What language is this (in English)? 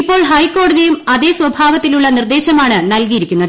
Malayalam